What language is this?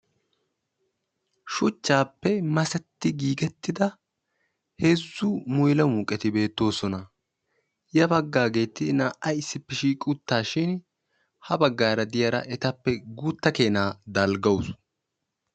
Wolaytta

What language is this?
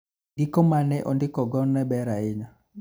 Luo (Kenya and Tanzania)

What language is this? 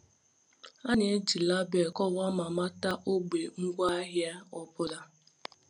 Igbo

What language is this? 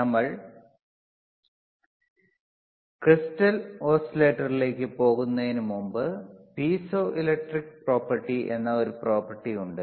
Malayalam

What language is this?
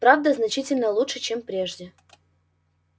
Russian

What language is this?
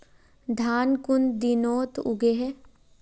Magahi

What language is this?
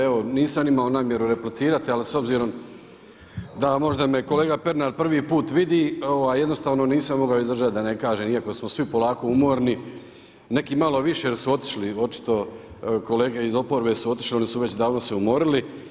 Croatian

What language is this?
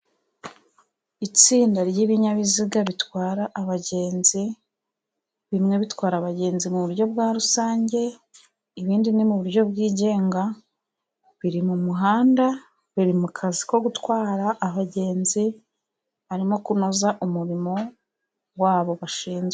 Kinyarwanda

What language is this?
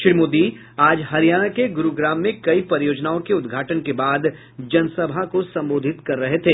Hindi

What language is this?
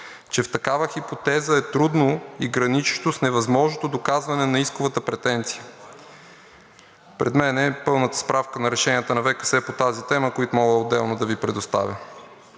Bulgarian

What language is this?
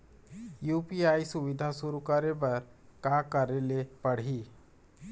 Chhattisgarhi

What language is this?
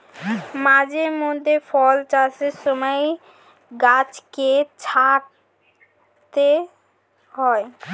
Bangla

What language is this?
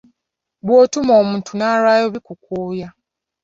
Ganda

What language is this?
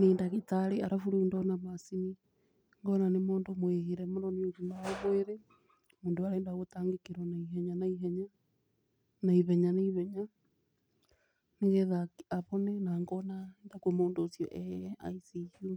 Kikuyu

